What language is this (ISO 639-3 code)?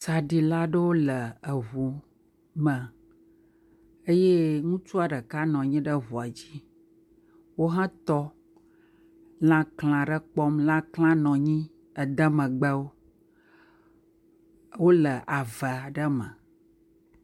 ewe